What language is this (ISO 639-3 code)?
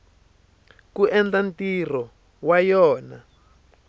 tso